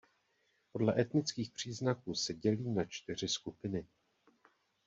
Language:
Czech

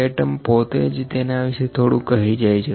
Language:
Gujarati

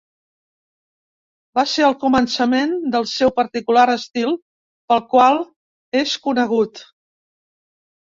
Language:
Catalan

